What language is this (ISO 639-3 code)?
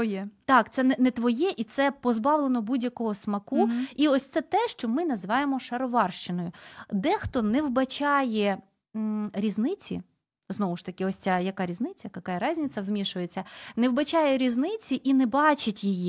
ukr